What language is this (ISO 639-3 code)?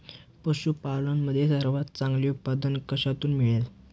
mar